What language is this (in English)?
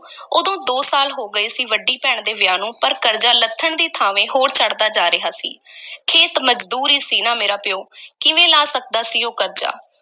Punjabi